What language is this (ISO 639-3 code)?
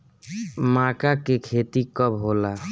bho